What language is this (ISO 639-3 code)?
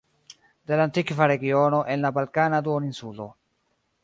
epo